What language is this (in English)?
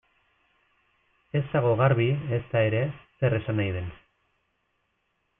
Basque